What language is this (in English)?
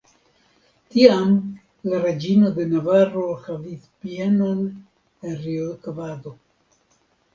Esperanto